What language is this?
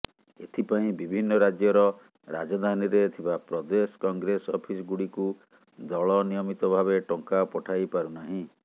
Odia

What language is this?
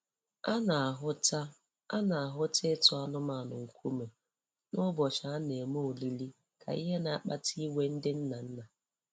Igbo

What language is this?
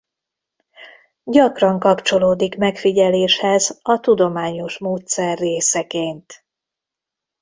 Hungarian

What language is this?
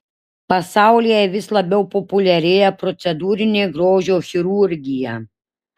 Lithuanian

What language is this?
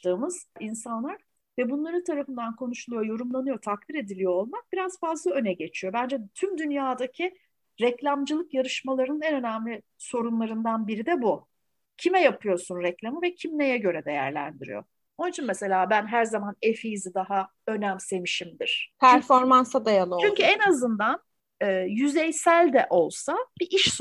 Turkish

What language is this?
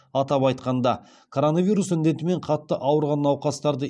Kazakh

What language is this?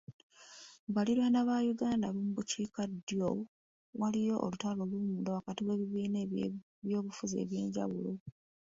Ganda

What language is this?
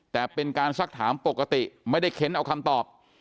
Thai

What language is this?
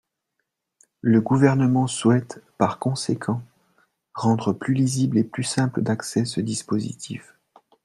French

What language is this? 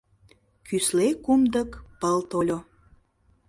Mari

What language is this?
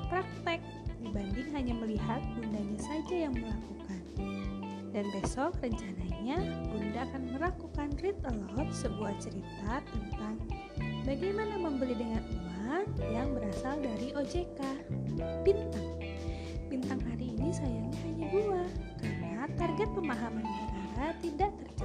Indonesian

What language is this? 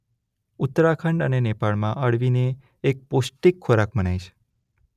Gujarati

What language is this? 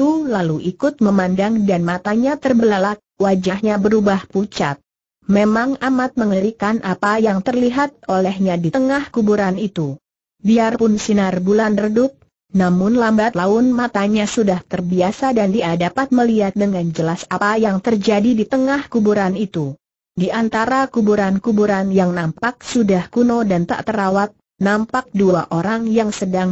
Indonesian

